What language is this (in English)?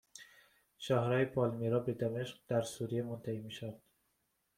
Persian